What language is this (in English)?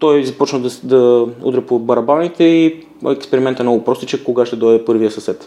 Bulgarian